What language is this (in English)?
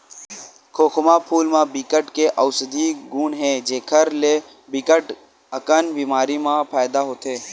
Chhattisgarhi